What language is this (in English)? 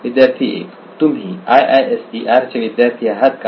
Marathi